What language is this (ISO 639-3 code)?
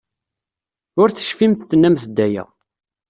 kab